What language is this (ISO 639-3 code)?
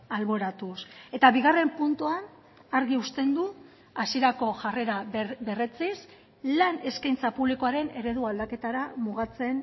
eus